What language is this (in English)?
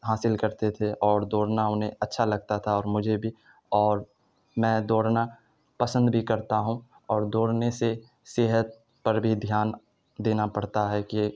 Urdu